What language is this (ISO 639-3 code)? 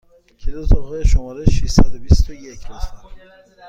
fas